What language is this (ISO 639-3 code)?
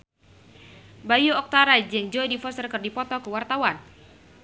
sun